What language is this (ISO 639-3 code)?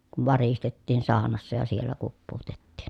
fin